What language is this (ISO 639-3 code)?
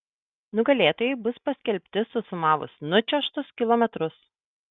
lit